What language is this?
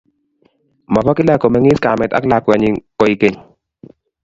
Kalenjin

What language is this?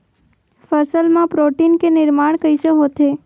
Chhattisgarhi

